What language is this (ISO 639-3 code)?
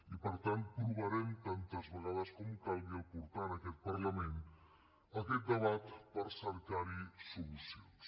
cat